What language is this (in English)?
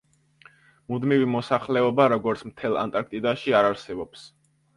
Georgian